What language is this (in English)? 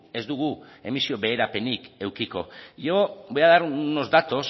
Basque